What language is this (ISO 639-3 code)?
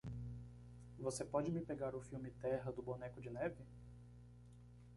por